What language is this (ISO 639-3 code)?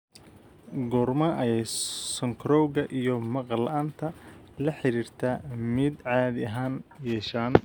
som